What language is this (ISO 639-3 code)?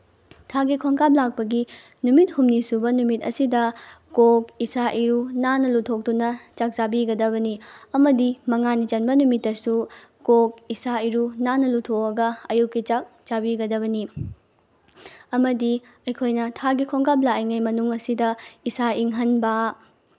mni